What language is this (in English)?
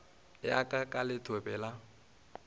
Northern Sotho